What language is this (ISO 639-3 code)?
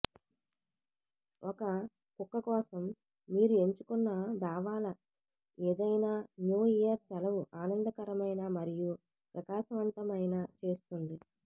tel